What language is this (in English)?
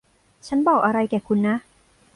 Thai